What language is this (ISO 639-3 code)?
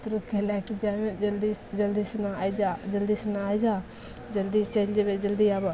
mai